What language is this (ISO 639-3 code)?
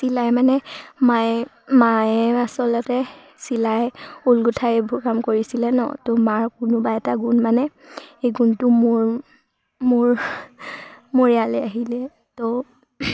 asm